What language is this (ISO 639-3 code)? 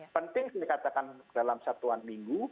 ind